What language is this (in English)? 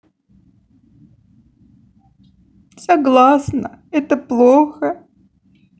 Russian